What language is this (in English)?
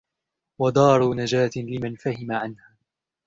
Arabic